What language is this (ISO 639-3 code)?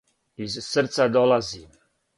srp